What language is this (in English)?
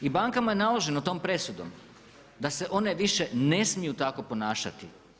Croatian